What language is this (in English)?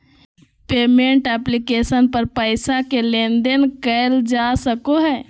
Magahi